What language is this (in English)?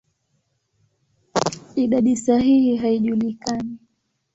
Swahili